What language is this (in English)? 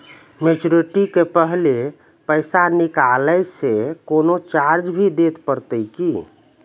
Maithili